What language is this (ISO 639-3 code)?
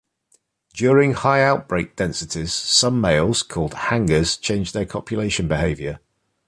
eng